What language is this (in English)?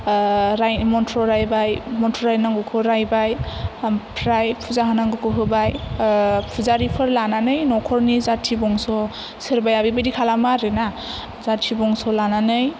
Bodo